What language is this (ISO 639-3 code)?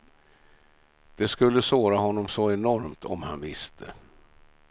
swe